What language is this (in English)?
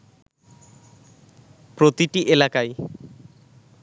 Bangla